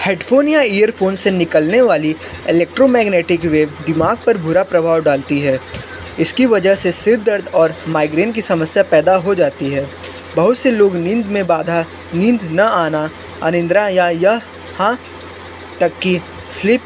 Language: Hindi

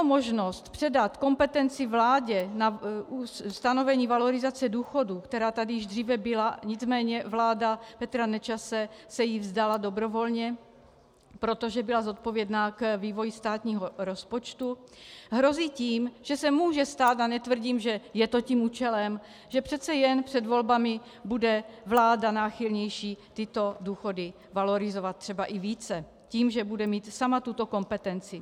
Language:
Czech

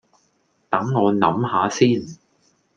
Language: Cantonese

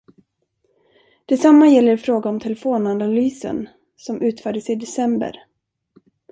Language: Swedish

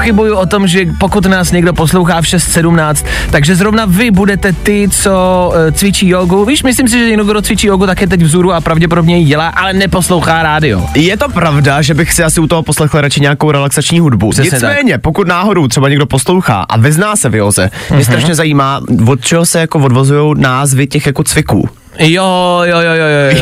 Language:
Czech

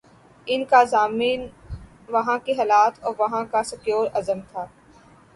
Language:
Urdu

